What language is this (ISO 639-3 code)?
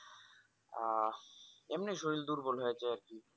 ben